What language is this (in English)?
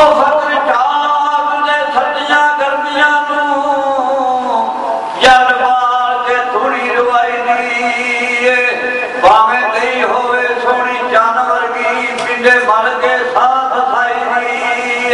Persian